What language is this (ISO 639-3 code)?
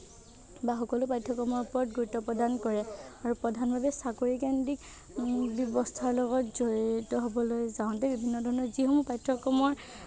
asm